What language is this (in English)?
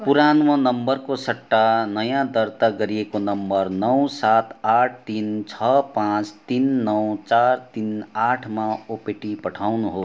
Nepali